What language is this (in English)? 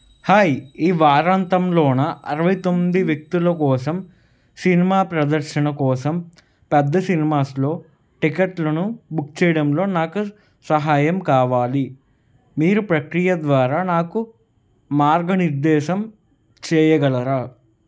Telugu